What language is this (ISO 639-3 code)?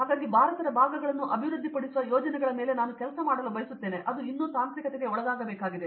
kan